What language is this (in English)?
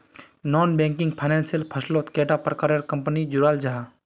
Magahi